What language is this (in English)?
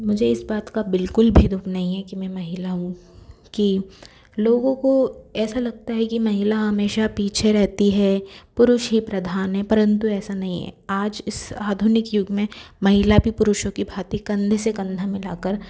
Hindi